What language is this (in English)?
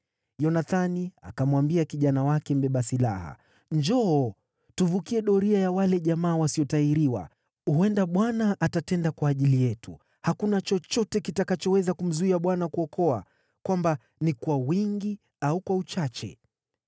Swahili